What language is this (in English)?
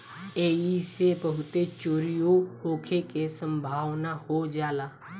Bhojpuri